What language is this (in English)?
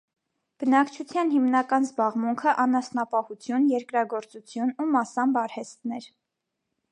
Armenian